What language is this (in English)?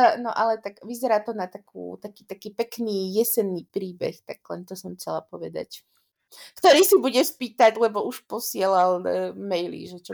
Slovak